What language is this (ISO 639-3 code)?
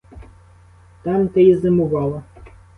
ukr